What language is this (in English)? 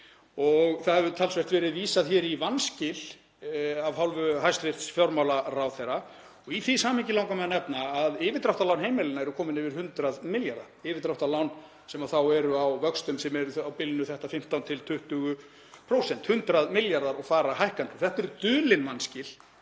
Icelandic